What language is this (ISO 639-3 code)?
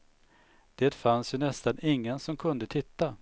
swe